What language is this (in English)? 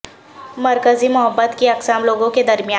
Urdu